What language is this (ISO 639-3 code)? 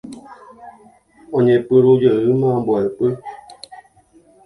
grn